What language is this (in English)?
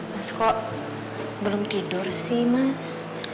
Indonesian